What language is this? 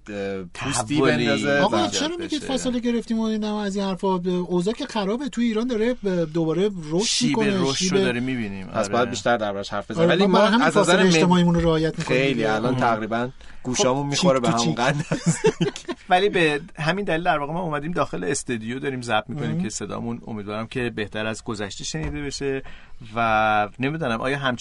Persian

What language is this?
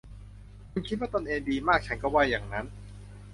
Thai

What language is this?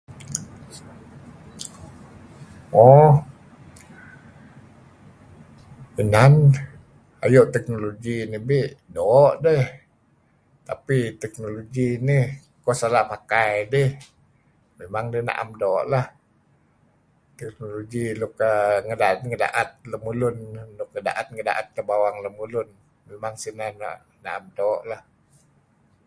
Kelabit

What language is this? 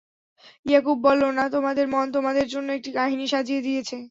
Bangla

